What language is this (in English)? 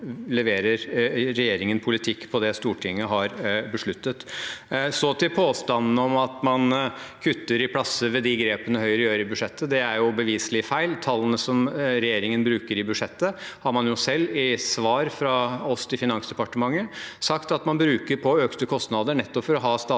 Norwegian